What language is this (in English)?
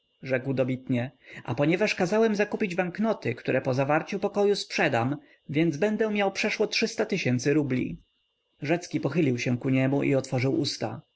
Polish